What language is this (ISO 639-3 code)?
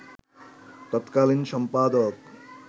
ben